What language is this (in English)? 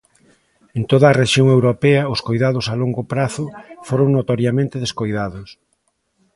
Galician